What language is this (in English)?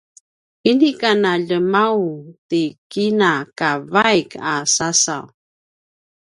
Paiwan